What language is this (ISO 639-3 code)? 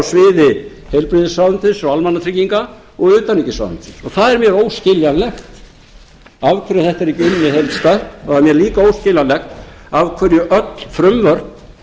isl